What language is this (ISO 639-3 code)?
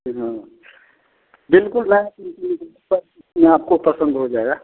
hin